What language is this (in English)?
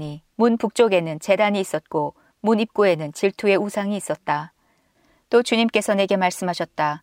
Korean